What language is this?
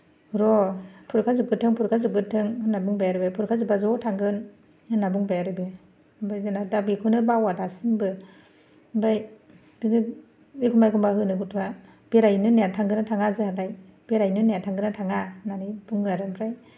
Bodo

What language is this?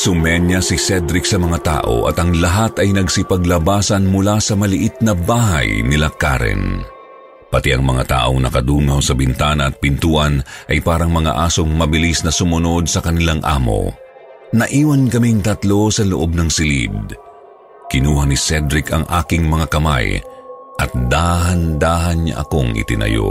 Filipino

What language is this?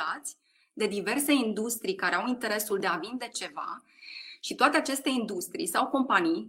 Romanian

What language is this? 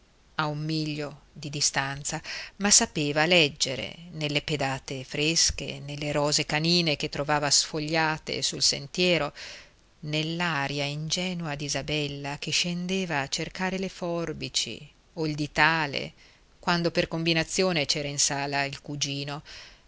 Italian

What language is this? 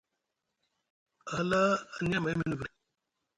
Musgu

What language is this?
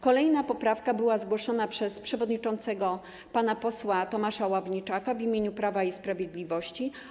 Polish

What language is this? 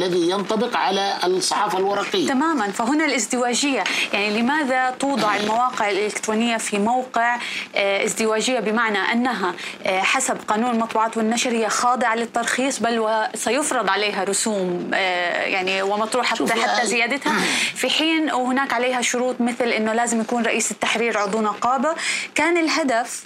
Arabic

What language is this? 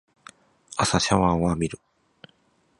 Japanese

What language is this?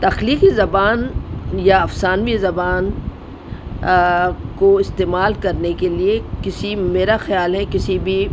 Urdu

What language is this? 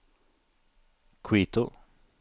Norwegian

